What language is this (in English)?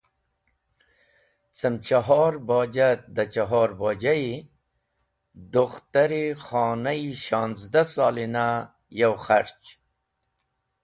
Wakhi